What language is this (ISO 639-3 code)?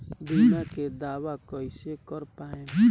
bho